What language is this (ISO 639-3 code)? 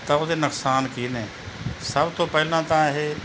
pan